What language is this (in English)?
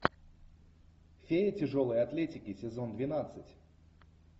Russian